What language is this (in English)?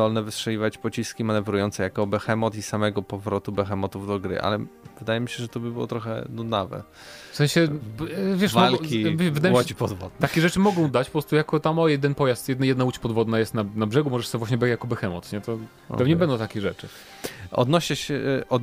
Polish